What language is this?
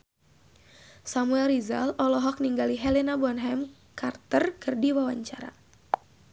Sundanese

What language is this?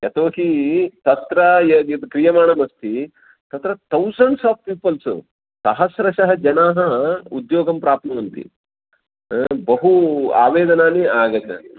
Sanskrit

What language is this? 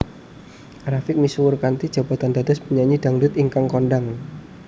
Javanese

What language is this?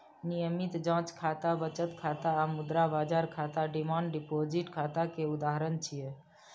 Maithili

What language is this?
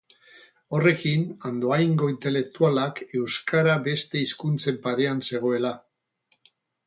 Basque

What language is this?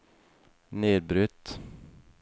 Norwegian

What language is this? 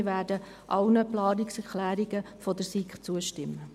Swiss German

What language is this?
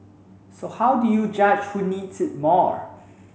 English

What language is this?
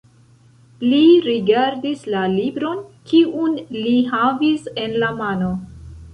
Esperanto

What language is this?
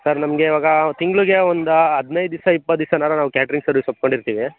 Kannada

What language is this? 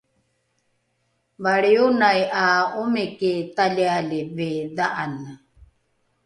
Rukai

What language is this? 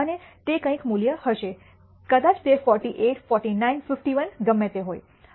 Gujarati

